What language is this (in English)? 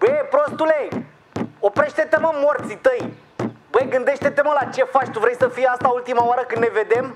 Romanian